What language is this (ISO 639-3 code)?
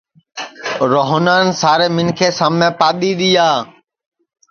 ssi